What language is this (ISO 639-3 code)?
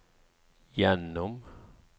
nor